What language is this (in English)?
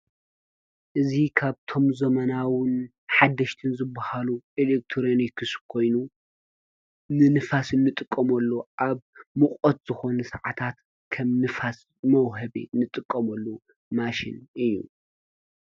Tigrinya